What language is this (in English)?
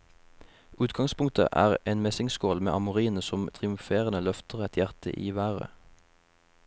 Norwegian